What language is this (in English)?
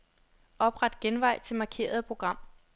Danish